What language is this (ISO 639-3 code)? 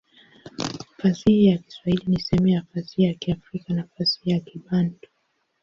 swa